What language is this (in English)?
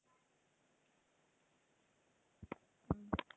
Tamil